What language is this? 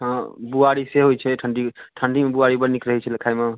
Maithili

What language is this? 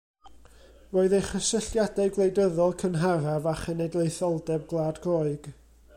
Welsh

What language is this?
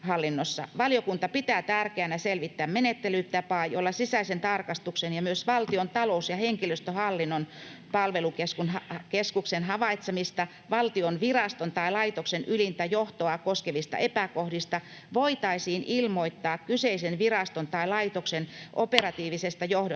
Finnish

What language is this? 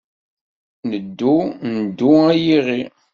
Kabyle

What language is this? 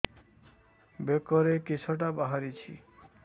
Odia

